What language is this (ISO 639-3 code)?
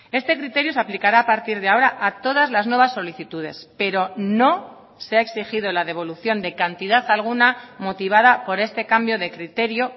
spa